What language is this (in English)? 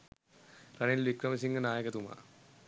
Sinhala